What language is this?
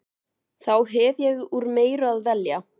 Icelandic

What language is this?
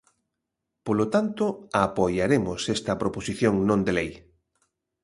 Galician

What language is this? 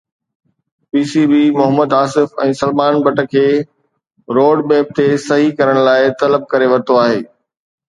Sindhi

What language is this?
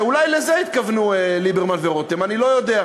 Hebrew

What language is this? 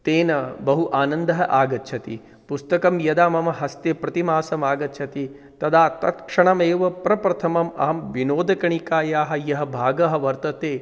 Sanskrit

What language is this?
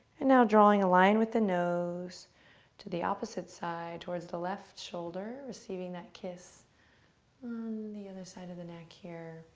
English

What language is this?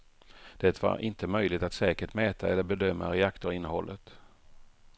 Swedish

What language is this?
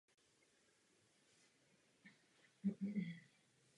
Czech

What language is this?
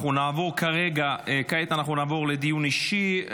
Hebrew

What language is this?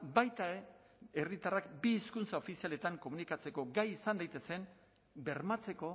Basque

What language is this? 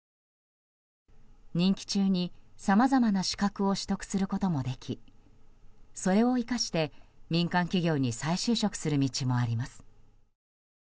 Japanese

